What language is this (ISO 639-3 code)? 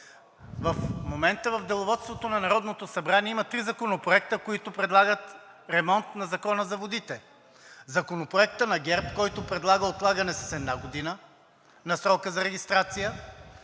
bul